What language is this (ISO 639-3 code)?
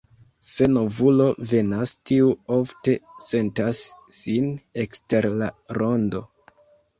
epo